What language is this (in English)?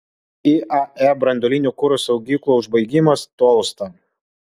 Lithuanian